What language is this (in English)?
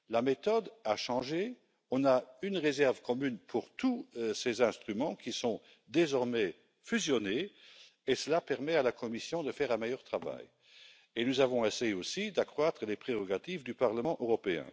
French